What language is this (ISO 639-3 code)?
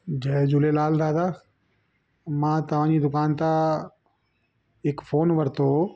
snd